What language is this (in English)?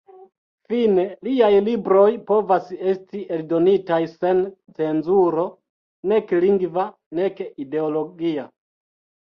Esperanto